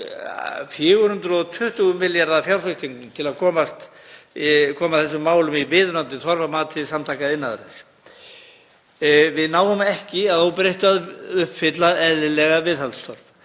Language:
Icelandic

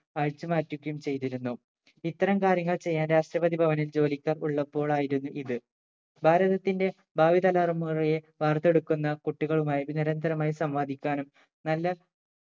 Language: Malayalam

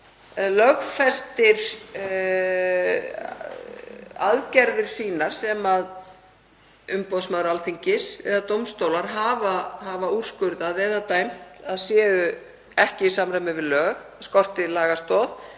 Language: Icelandic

